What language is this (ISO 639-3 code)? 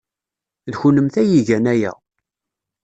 kab